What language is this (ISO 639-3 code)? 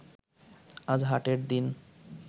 ben